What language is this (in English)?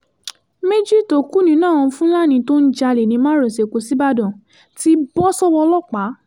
Yoruba